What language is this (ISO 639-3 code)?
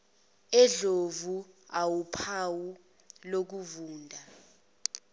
zul